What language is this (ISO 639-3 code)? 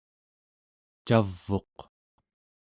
esu